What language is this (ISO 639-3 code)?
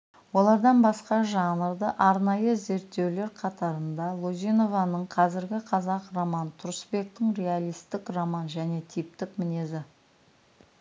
kaz